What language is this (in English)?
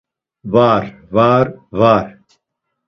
Laz